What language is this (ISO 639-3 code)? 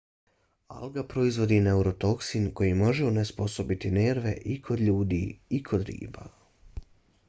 bos